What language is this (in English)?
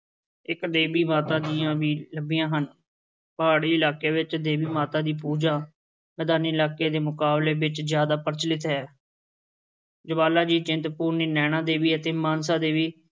Punjabi